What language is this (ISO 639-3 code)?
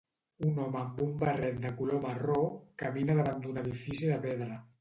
cat